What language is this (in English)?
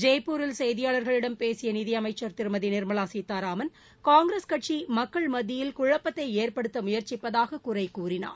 Tamil